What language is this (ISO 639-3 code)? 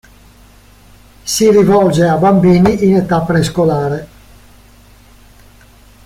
ita